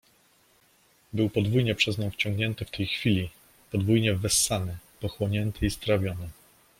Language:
Polish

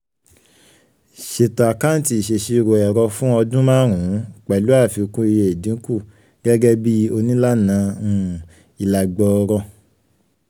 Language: Yoruba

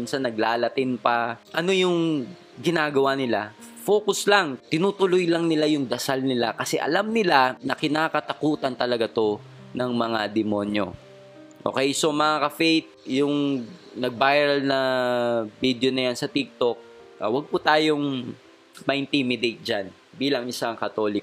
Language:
Filipino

